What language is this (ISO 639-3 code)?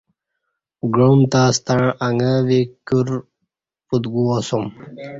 bsh